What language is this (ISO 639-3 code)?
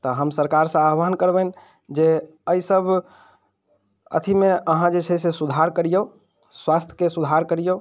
mai